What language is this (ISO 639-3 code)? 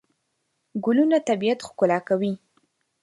pus